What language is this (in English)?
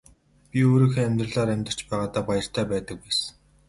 Mongolian